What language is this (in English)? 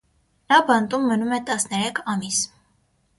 Armenian